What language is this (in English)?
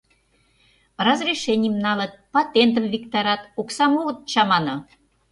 Mari